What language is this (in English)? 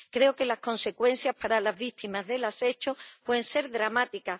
Spanish